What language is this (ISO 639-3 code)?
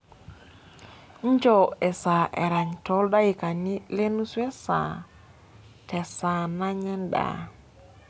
mas